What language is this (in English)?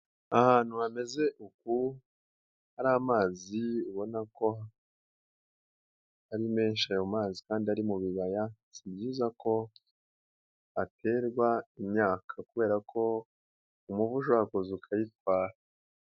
Kinyarwanda